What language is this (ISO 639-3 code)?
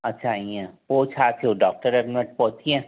snd